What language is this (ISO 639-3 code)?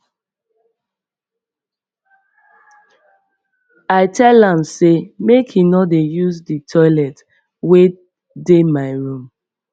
pcm